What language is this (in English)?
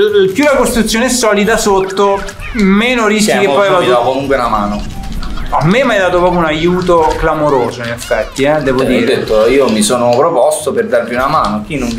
Italian